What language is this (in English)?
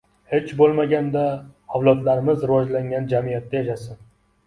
Uzbek